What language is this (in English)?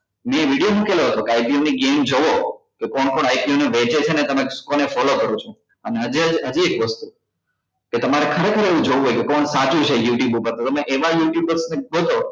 Gujarati